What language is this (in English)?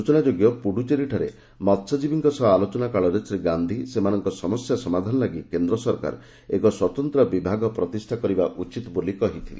Odia